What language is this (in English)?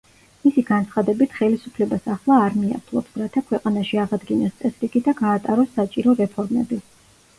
Georgian